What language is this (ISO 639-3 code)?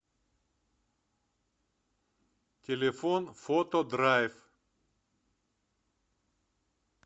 rus